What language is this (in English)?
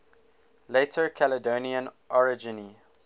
English